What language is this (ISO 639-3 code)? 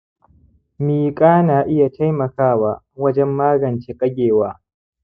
hau